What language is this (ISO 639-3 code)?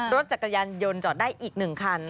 tha